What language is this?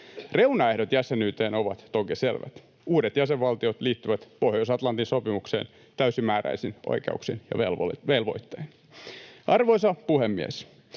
Finnish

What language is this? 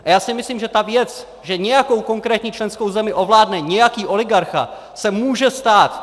Czech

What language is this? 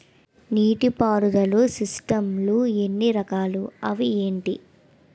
Telugu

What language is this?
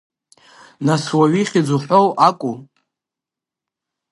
Abkhazian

